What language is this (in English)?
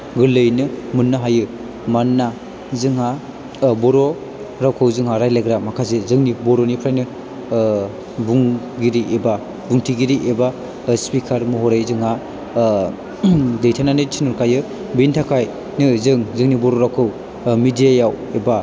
Bodo